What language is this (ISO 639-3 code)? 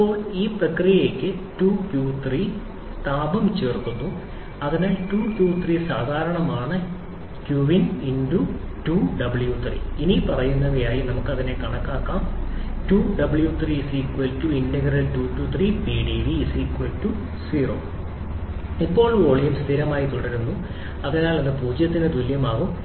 mal